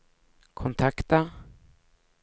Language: Swedish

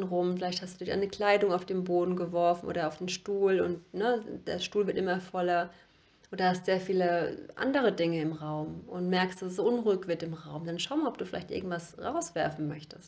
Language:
German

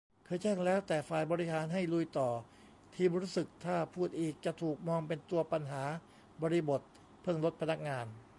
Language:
Thai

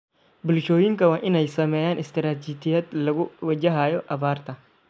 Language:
Somali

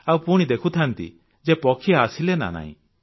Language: Odia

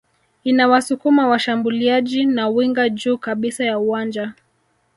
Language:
Swahili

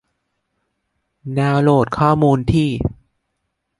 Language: Thai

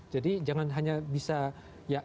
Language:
Indonesian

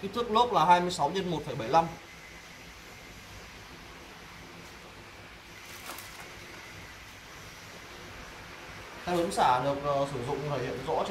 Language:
Vietnamese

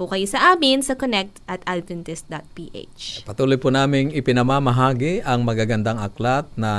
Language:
Filipino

